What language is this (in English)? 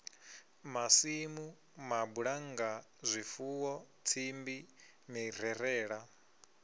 Venda